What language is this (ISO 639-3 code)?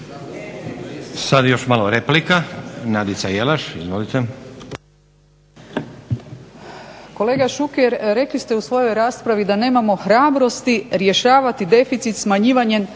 hrv